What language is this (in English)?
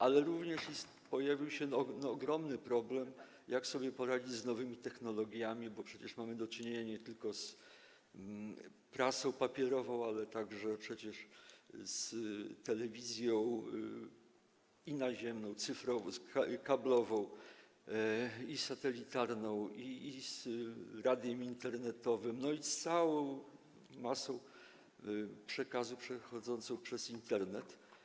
Polish